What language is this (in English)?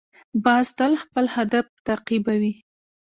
Pashto